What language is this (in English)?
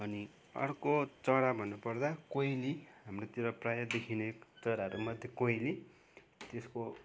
Nepali